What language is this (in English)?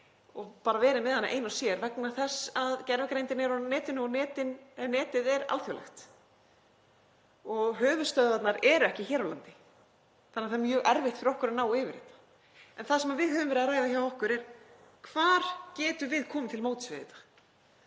Icelandic